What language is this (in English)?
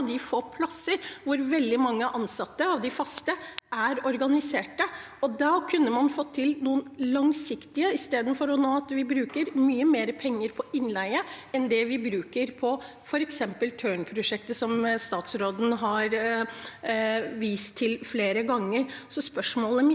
Norwegian